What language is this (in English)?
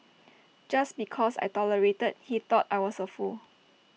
English